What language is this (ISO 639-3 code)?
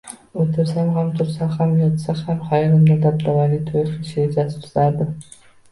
uzb